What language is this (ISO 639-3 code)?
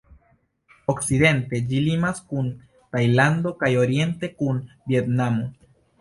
epo